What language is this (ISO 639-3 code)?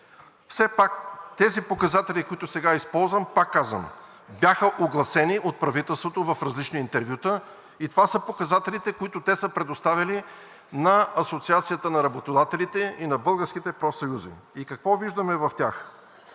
bul